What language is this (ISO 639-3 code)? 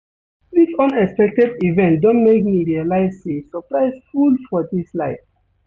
pcm